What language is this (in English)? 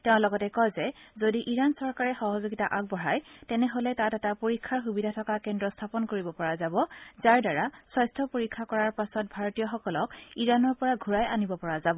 Assamese